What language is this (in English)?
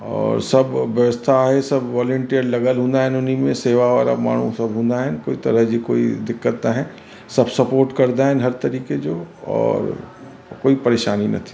Sindhi